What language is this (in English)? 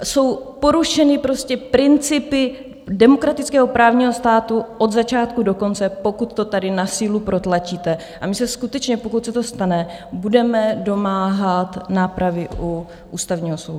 Czech